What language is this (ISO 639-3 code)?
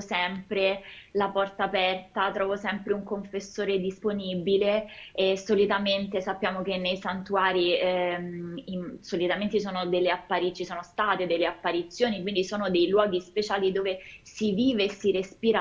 ita